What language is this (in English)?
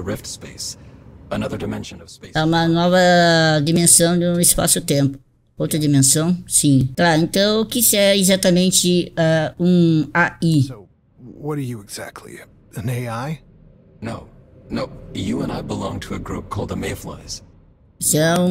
Portuguese